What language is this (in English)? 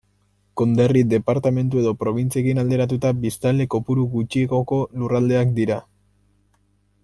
Basque